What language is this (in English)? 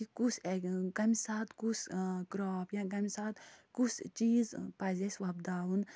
Kashmiri